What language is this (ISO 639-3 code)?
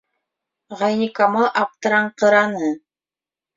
bak